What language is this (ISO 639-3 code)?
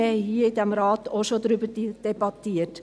gsw